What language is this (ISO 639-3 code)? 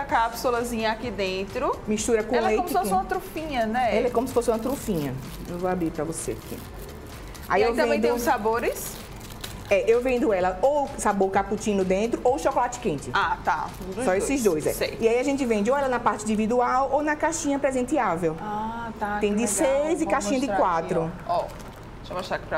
por